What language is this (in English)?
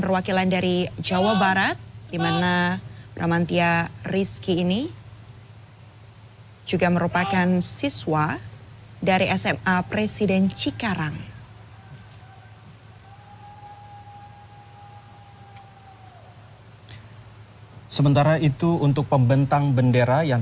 Indonesian